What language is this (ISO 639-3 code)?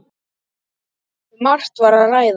isl